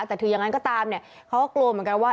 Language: Thai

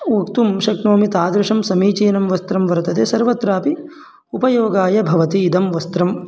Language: Sanskrit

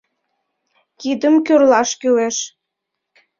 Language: Mari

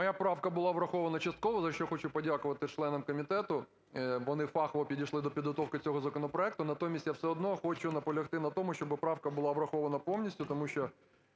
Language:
Ukrainian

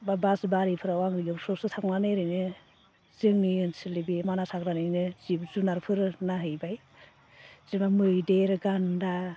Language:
Bodo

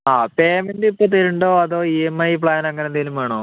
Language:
Malayalam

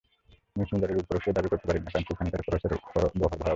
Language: Bangla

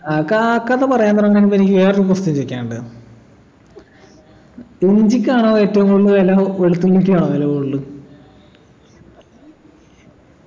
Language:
Malayalam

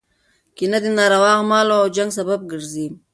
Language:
Pashto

